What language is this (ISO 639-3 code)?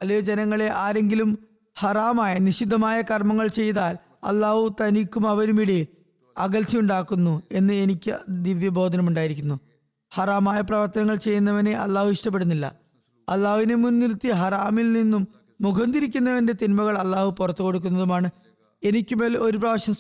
mal